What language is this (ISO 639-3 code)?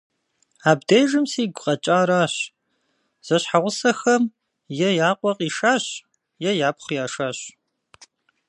kbd